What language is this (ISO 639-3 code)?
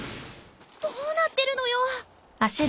jpn